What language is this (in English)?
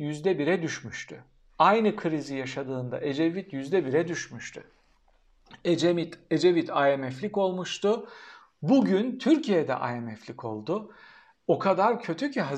Turkish